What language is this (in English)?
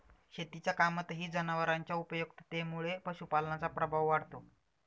Marathi